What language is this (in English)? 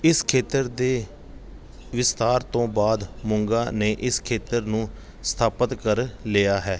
Punjabi